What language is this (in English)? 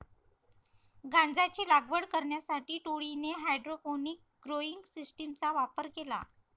Marathi